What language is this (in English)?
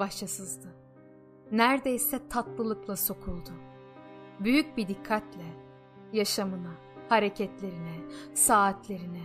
Turkish